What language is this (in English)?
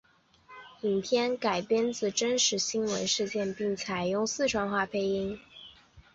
Chinese